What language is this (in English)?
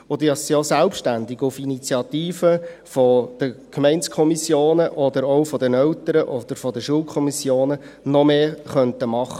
Swiss German